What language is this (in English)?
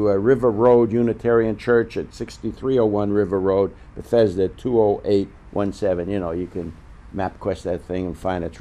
English